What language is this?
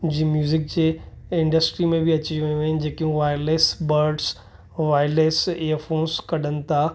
Sindhi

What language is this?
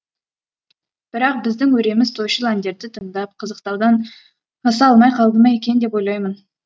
Kazakh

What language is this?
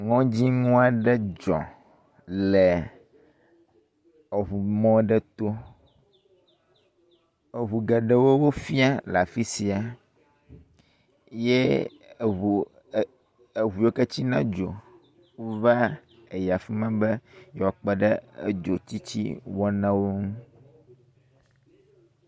Ewe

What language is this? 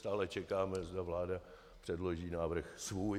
Czech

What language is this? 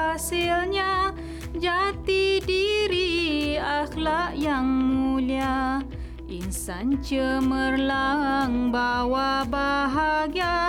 Malay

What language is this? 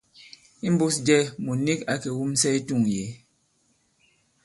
Bankon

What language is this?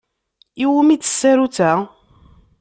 Kabyle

